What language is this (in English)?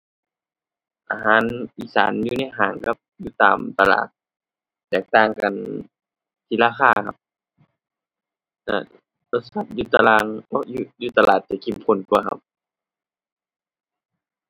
Thai